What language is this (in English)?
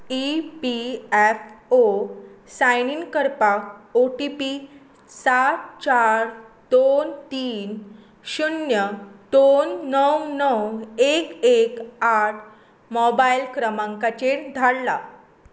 Konkani